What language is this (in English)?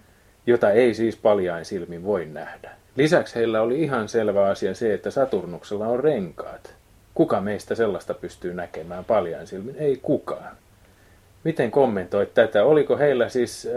Finnish